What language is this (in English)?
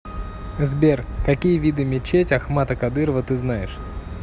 Russian